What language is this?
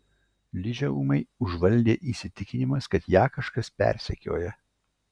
Lithuanian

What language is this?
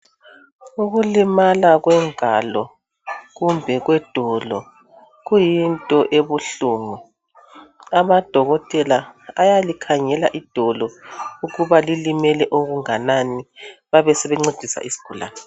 North Ndebele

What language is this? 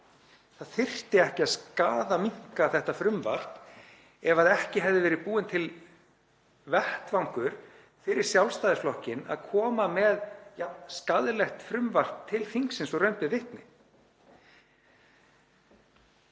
Icelandic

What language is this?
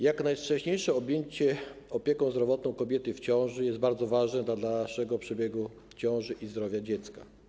Polish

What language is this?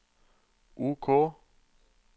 Norwegian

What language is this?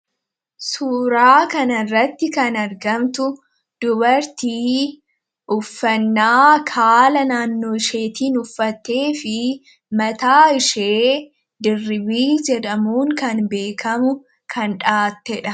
Oromo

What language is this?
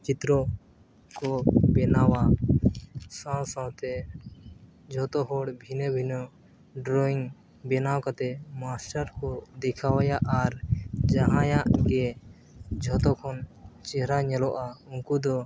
Santali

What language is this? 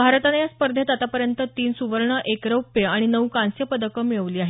Marathi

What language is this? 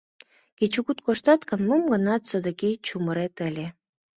Mari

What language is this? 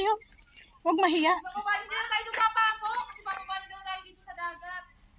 Filipino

